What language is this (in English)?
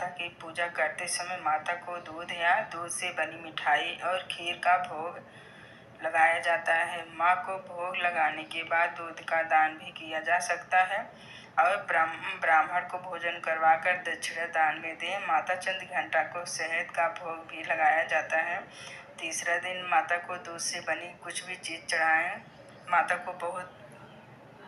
Hindi